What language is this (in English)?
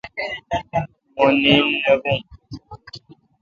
Kalkoti